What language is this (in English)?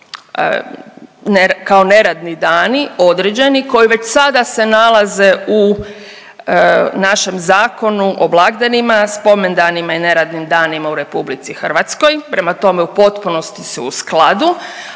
Croatian